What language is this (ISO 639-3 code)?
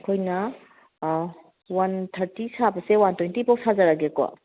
mni